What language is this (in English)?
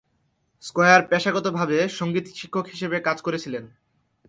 Bangla